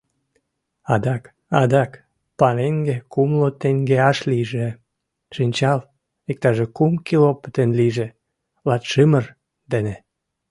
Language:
Mari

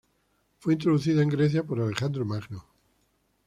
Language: Spanish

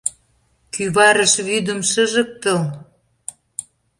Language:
Mari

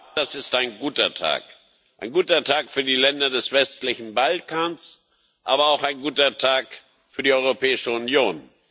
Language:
German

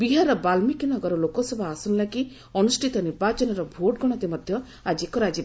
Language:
Odia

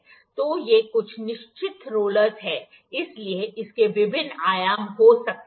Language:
Hindi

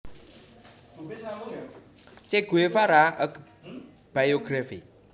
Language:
Javanese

